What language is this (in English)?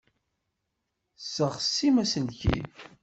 Kabyle